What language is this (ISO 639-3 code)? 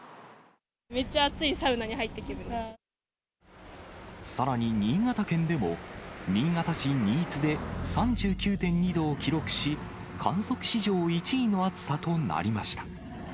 jpn